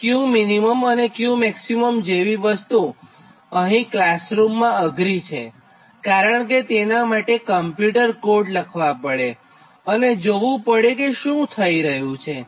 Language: Gujarati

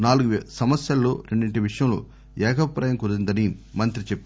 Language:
Telugu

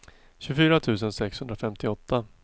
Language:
Swedish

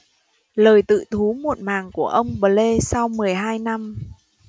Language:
Vietnamese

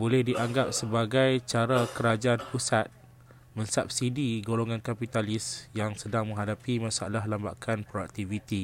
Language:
Malay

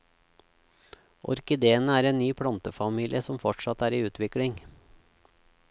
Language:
Norwegian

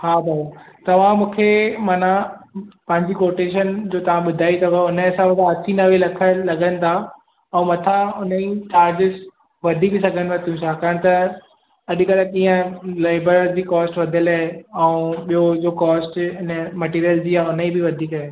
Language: Sindhi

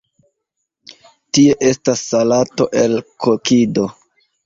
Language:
Esperanto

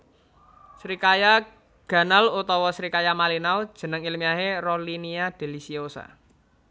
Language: Javanese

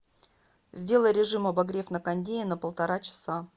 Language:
Russian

